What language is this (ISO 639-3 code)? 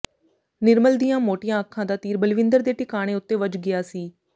pan